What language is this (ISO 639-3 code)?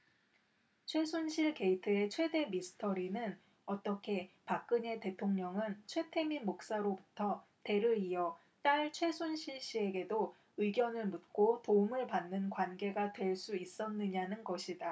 kor